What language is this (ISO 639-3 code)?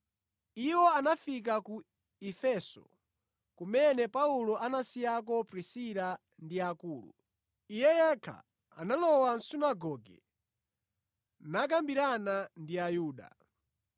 nya